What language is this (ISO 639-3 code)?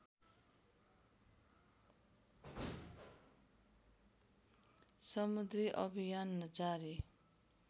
nep